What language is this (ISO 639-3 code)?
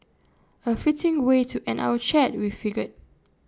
eng